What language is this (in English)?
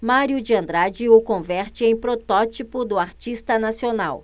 Portuguese